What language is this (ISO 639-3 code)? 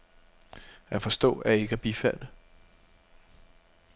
dan